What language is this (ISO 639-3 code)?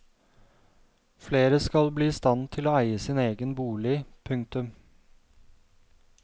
nor